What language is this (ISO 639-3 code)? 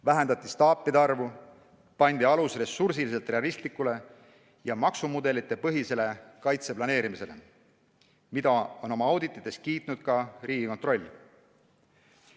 est